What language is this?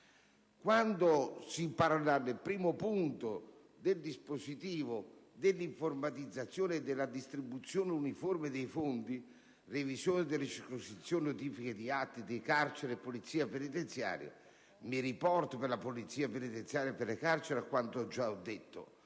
Italian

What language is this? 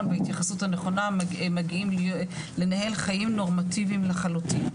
Hebrew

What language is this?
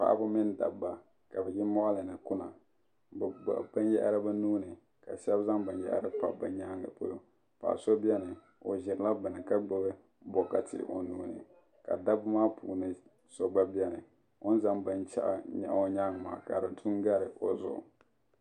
Dagbani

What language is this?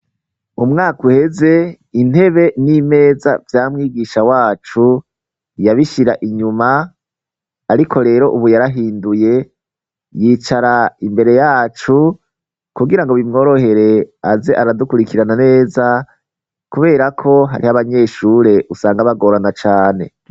Rundi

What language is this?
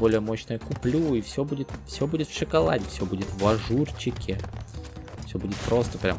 Russian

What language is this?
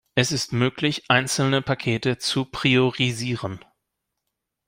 German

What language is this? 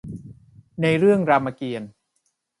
Thai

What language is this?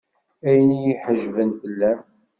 Kabyle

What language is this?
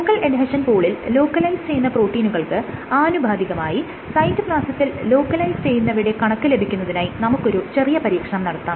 Malayalam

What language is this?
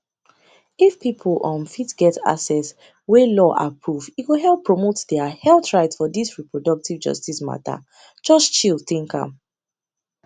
Nigerian Pidgin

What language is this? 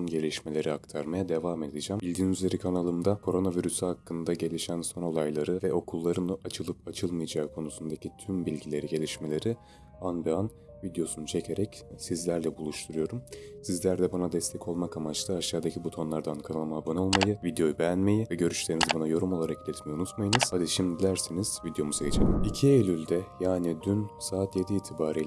Turkish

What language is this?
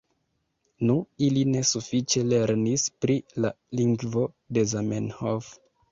Esperanto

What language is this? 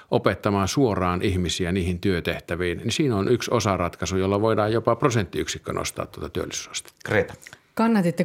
Finnish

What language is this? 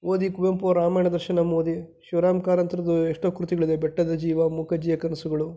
Kannada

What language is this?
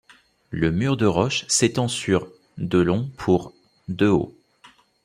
French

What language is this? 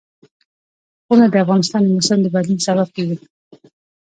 Pashto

